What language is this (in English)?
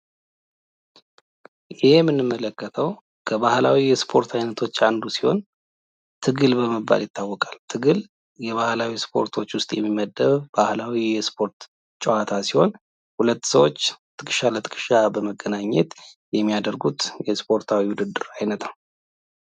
Amharic